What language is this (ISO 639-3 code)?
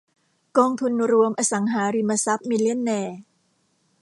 tha